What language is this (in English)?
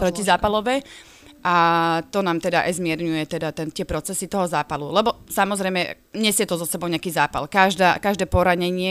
Slovak